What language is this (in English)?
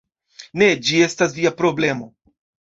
Esperanto